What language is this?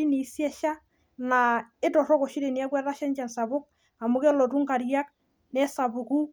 Masai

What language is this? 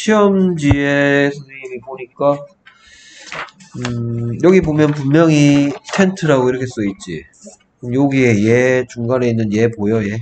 Korean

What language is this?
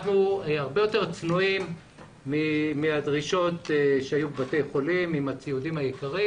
Hebrew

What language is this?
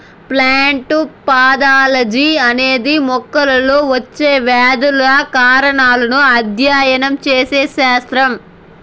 Telugu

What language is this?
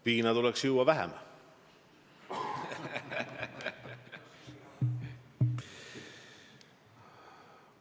Estonian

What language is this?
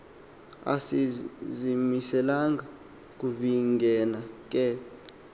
Xhosa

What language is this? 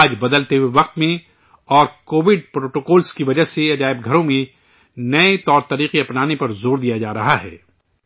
Urdu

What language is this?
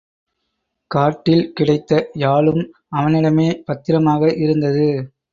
Tamil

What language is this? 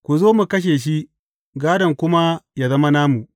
Hausa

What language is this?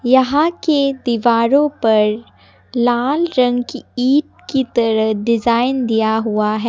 Hindi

